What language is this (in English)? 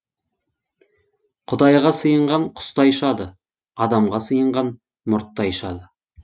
Kazakh